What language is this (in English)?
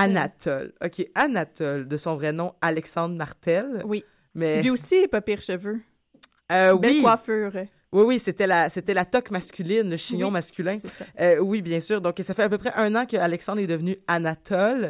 French